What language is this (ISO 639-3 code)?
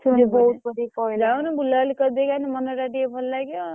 ori